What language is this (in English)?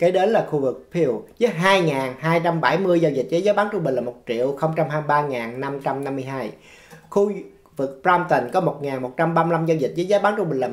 Vietnamese